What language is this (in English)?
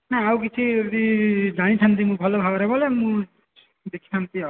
Odia